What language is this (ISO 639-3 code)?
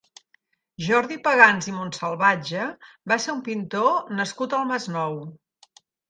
cat